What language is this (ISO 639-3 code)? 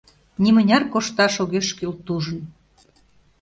chm